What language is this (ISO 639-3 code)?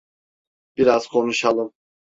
tur